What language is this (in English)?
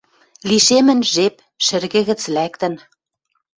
Western Mari